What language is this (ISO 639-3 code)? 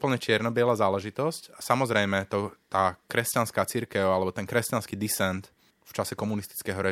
slk